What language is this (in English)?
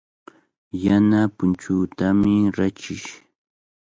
Cajatambo North Lima Quechua